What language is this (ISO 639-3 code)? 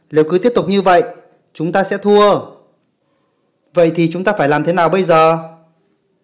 vie